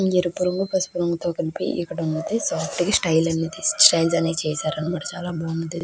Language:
Telugu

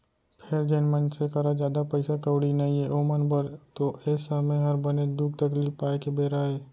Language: Chhattisgarhi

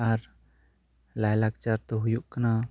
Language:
Santali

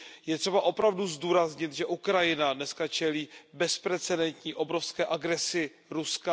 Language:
Czech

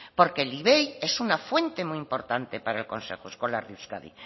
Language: Spanish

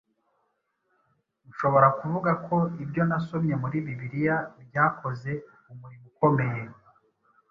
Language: Kinyarwanda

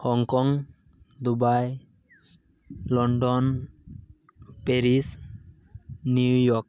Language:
Santali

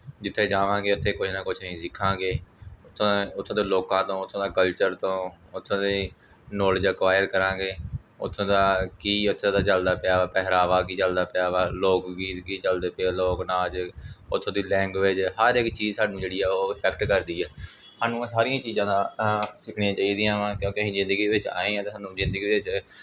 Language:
Punjabi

